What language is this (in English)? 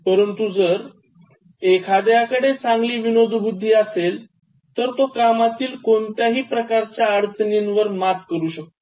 Marathi